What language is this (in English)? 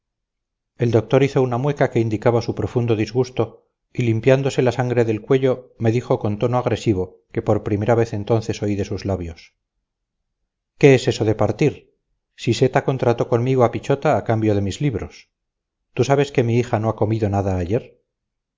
Spanish